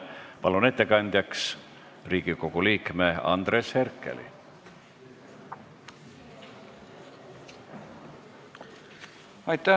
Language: Estonian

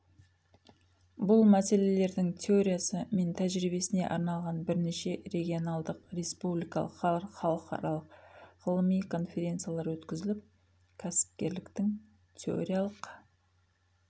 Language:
Kazakh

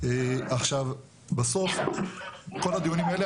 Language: Hebrew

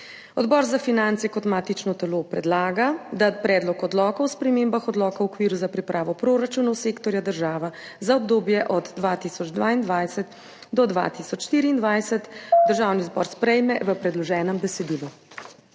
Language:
Slovenian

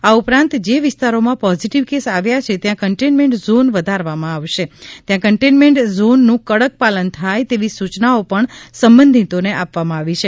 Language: Gujarati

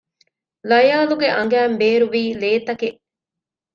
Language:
Divehi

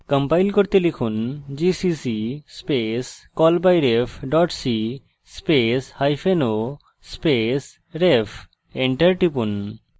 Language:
Bangla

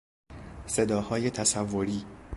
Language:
Persian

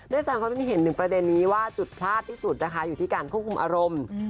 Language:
Thai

